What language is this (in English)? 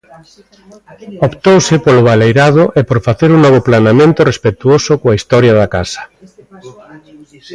Galician